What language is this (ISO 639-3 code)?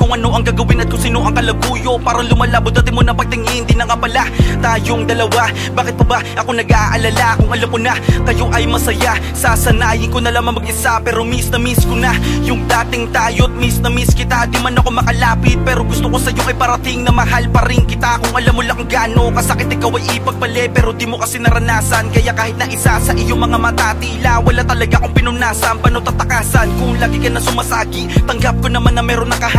ind